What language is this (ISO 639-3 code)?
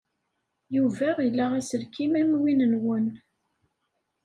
kab